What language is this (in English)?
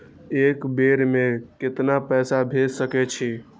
Maithili